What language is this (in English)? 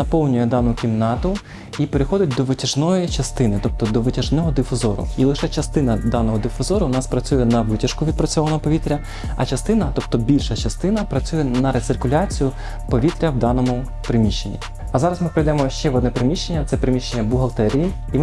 Ukrainian